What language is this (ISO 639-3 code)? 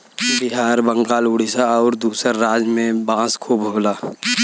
bho